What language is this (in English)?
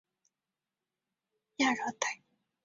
Chinese